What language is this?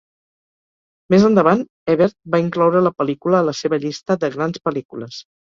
Catalan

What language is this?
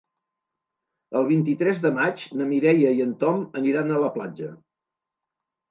Catalan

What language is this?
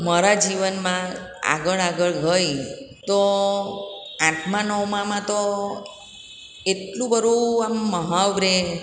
Gujarati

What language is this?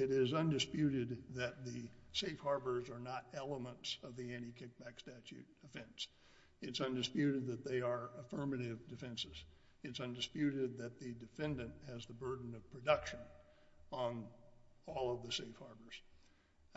English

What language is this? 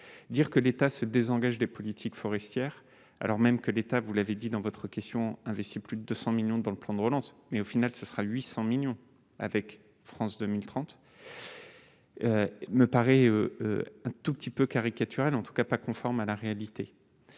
French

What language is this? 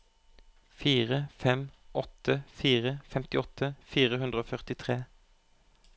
Norwegian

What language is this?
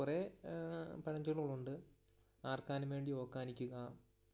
Malayalam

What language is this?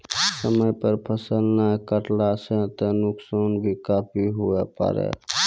Maithili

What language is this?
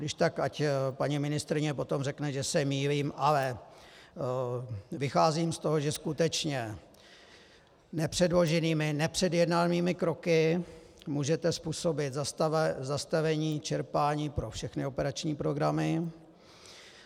Czech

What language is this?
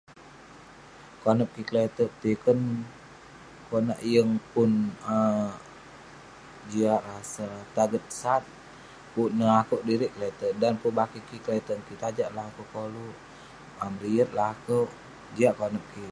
Western Penan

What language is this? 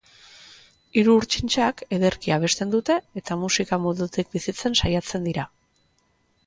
Basque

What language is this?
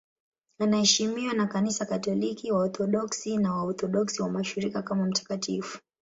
Swahili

